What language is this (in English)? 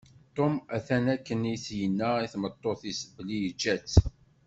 Kabyle